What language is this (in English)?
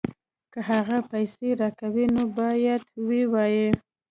Pashto